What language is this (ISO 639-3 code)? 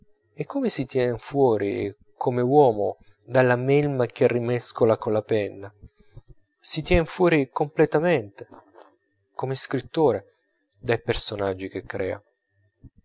ita